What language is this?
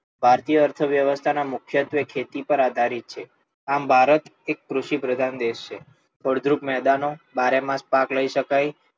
Gujarati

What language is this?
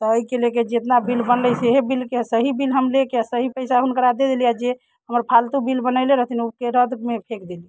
Maithili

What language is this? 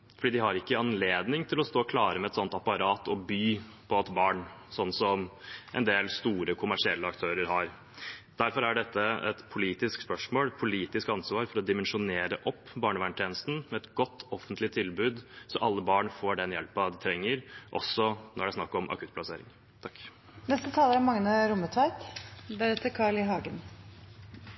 Norwegian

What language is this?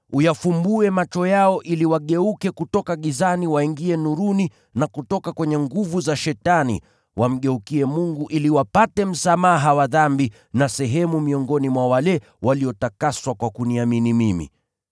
Swahili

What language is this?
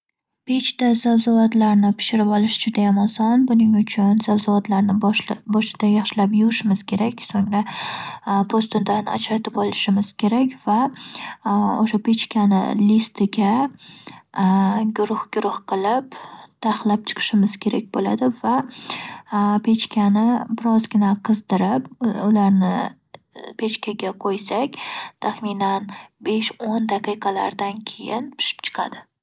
Uzbek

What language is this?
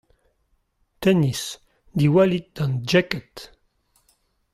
Breton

